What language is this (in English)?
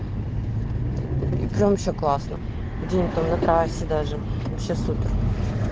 Russian